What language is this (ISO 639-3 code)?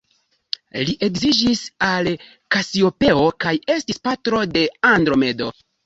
epo